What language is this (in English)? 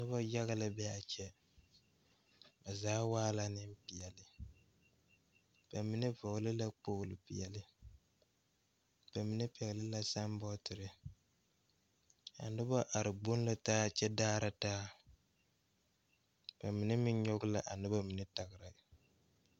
Southern Dagaare